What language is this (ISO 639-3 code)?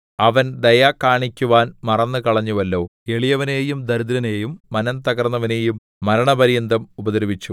mal